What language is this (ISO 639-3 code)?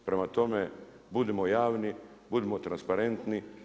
hrv